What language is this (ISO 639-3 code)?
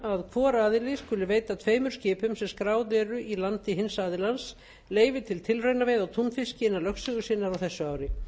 isl